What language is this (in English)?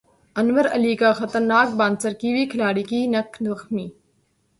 Urdu